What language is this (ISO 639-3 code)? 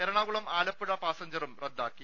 mal